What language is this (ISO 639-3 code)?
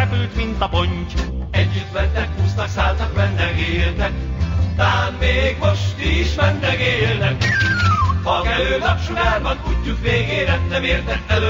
hun